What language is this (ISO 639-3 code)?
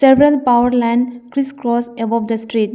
eng